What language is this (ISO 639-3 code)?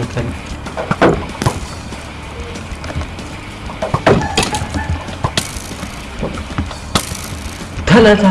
ara